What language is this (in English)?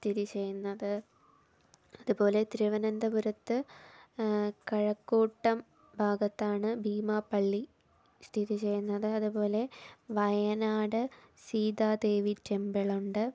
Malayalam